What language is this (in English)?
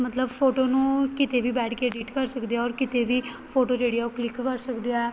Punjabi